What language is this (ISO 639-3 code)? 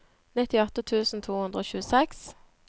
nor